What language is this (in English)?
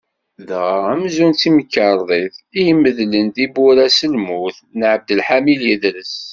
Kabyle